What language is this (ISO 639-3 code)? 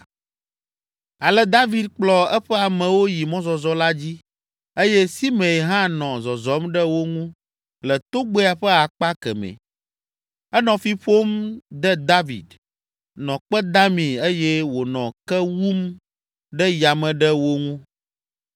ewe